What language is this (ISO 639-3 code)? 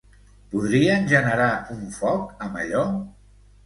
cat